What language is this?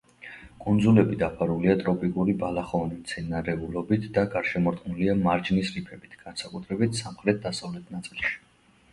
Georgian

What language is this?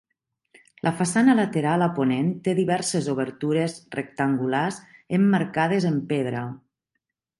Catalan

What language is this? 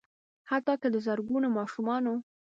Pashto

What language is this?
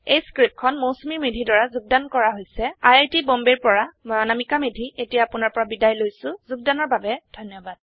Assamese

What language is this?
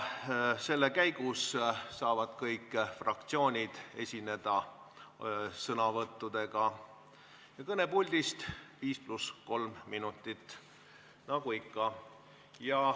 Estonian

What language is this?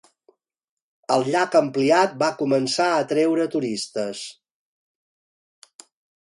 Catalan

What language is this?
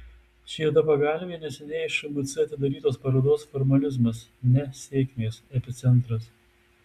Lithuanian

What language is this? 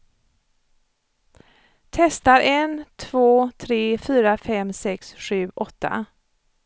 Swedish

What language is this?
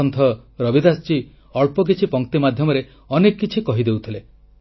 Odia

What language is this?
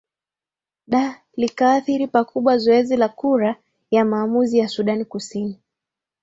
Swahili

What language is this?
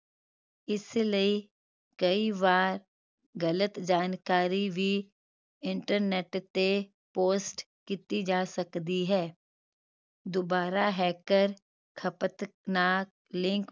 Punjabi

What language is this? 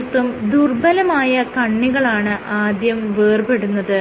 Malayalam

